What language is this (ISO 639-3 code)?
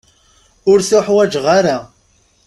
kab